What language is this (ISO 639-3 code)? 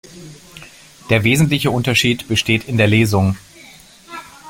deu